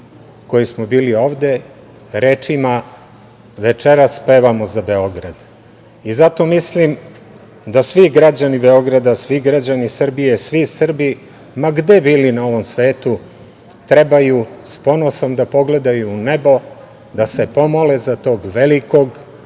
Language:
Serbian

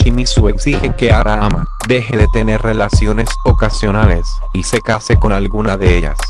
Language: Spanish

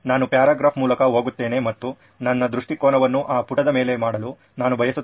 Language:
Kannada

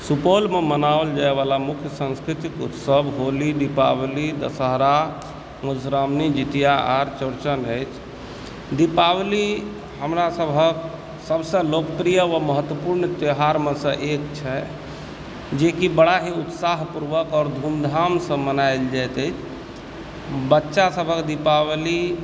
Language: Maithili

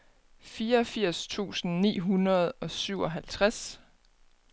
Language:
Danish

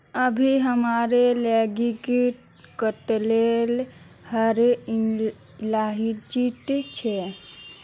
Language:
Magahi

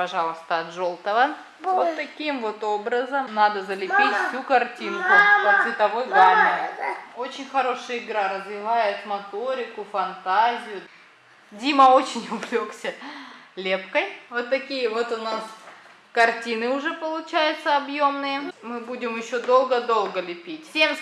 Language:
Russian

